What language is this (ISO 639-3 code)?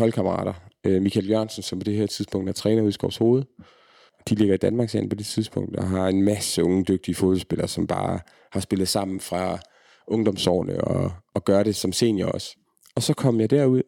dan